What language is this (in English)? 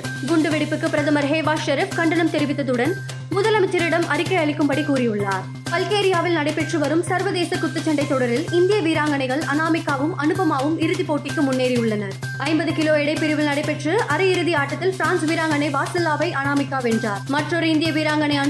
Tamil